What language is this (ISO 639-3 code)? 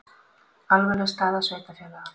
isl